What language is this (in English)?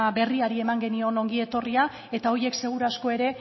Basque